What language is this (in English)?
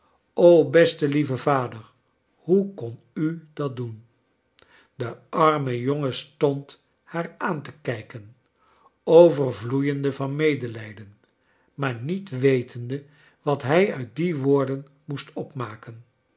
Dutch